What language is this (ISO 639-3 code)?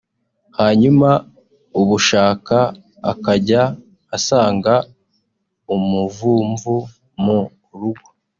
kin